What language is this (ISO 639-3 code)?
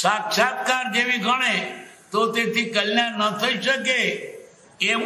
guj